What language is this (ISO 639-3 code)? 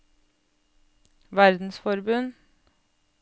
nor